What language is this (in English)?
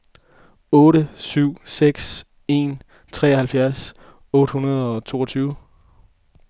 Danish